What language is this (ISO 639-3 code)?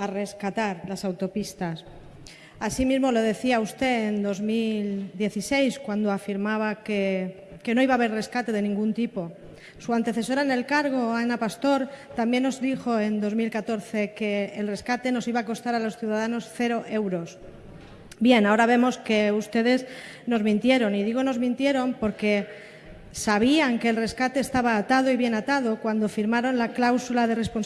spa